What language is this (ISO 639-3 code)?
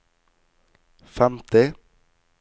nor